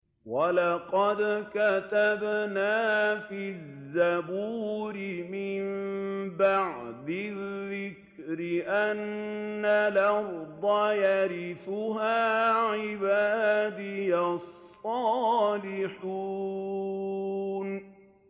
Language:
Arabic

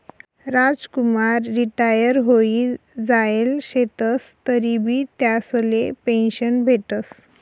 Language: Marathi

